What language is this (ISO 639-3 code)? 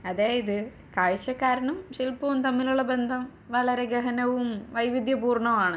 mal